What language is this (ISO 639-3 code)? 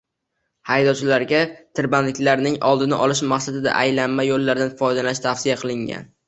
uzb